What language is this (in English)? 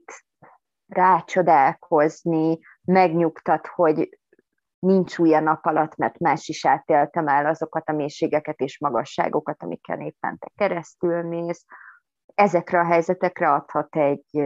Hungarian